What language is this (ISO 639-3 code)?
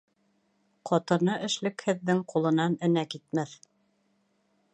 bak